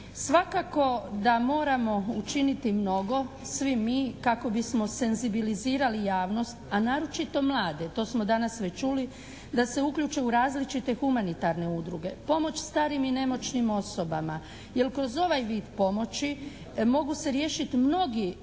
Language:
Croatian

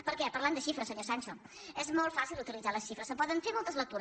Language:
Catalan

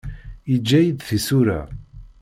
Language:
Kabyle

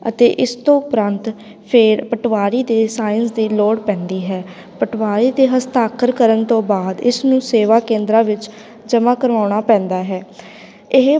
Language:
Punjabi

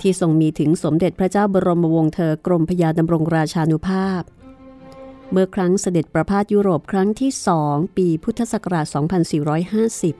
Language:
Thai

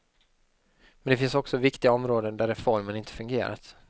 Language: Swedish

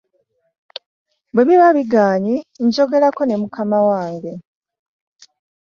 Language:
Ganda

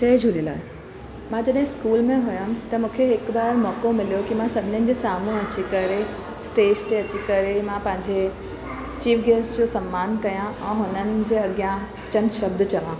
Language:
Sindhi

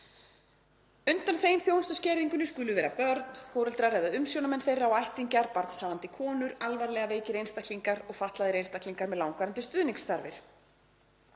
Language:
Icelandic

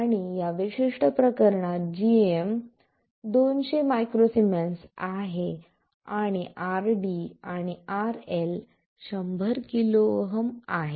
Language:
Marathi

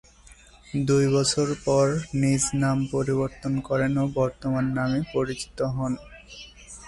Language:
Bangla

